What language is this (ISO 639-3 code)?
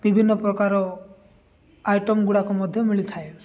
ori